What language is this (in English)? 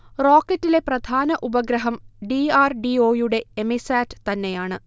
Malayalam